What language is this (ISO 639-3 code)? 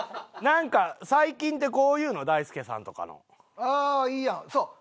jpn